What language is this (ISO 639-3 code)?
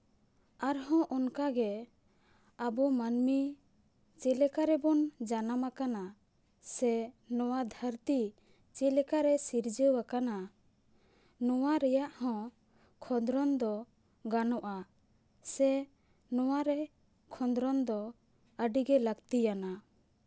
sat